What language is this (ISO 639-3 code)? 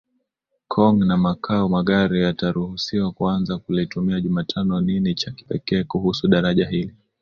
swa